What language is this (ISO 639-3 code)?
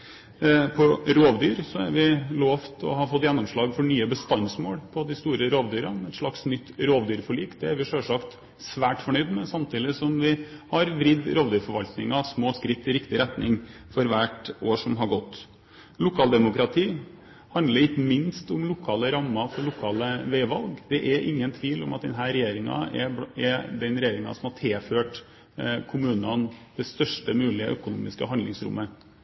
nob